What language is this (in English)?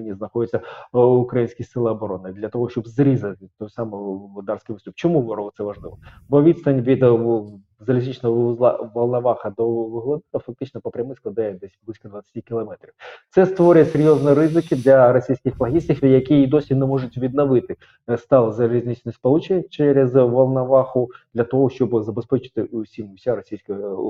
Ukrainian